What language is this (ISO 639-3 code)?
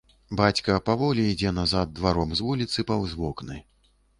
bel